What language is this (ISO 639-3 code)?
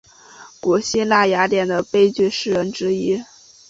zho